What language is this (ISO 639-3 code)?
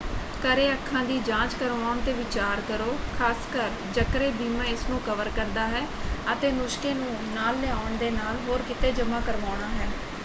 pan